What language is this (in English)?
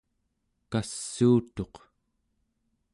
Central Yupik